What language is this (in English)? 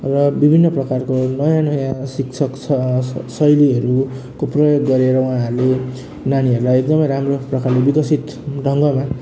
Nepali